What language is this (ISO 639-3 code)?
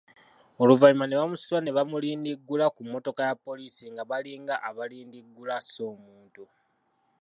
lug